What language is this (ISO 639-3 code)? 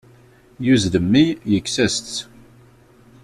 kab